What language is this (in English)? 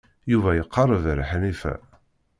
Kabyle